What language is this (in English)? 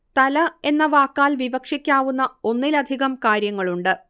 Malayalam